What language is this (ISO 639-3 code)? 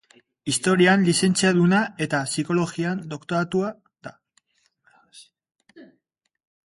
eus